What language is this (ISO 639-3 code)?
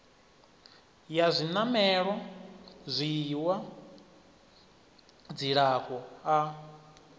ven